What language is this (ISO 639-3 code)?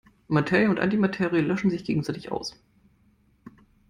deu